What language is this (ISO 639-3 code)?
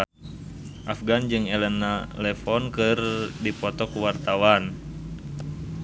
sun